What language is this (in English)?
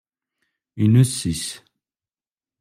Kabyle